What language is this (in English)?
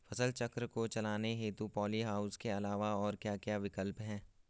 Hindi